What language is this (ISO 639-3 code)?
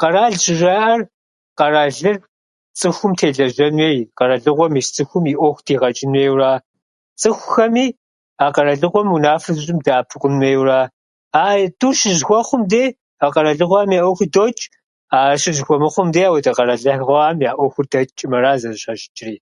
kbd